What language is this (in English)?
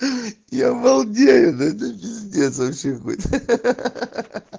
Russian